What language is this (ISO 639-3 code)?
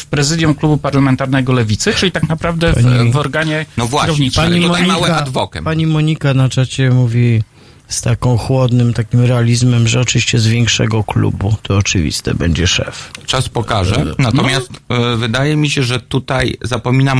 pol